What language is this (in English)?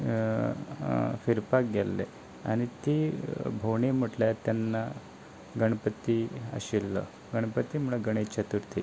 Konkani